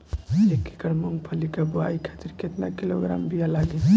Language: Bhojpuri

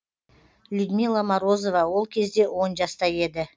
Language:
Kazakh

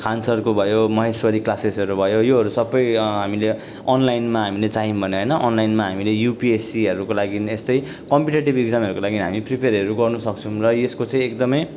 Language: Nepali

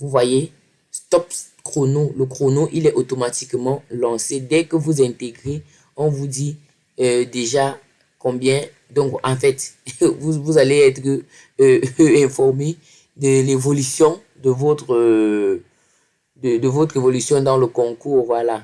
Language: French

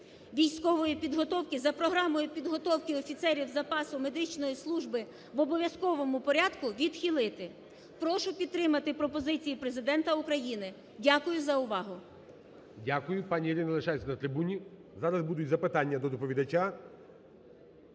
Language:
Ukrainian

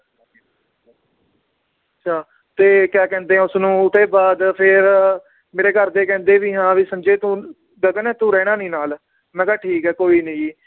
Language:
Punjabi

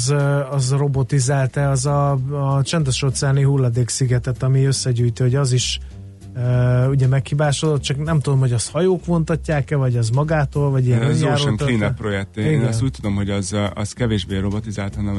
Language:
Hungarian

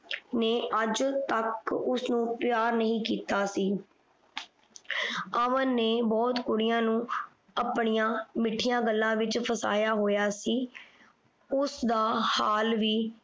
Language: Punjabi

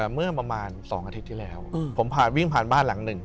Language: Thai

